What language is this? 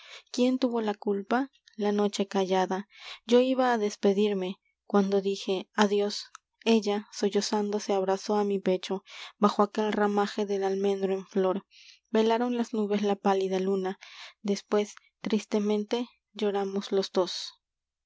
Spanish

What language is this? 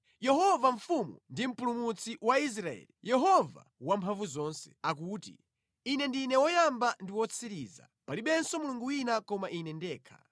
Nyanja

